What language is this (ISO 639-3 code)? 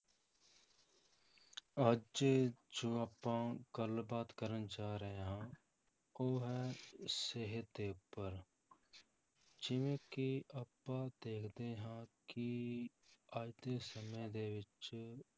pan